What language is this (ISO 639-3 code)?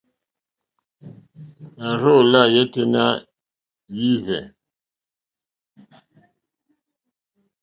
bri